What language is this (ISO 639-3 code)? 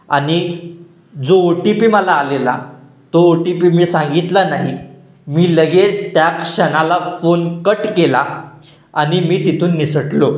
mar